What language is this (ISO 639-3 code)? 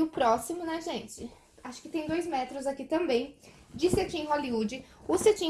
por